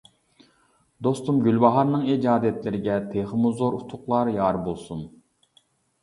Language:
Uyghur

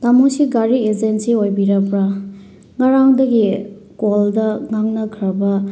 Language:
Manipuri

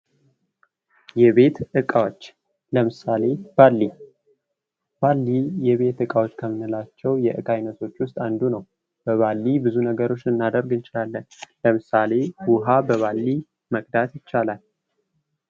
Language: Amharic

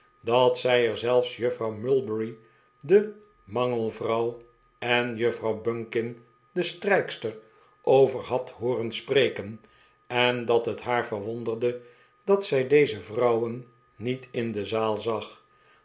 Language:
Dutch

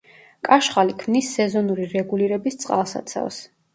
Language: Georgian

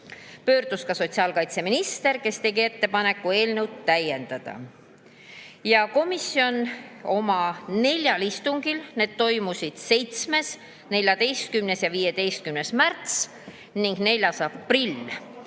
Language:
Estonian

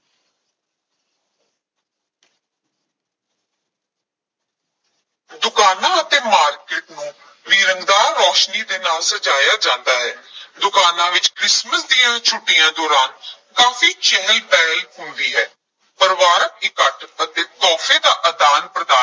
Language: Punjabi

